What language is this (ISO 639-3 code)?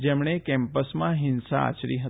guj